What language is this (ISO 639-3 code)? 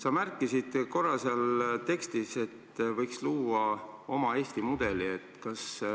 est